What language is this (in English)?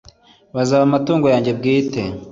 Kinyarwanda